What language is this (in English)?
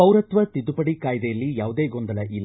Kannada